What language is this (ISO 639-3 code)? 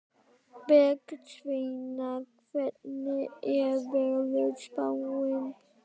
isl